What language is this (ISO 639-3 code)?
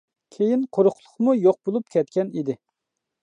uig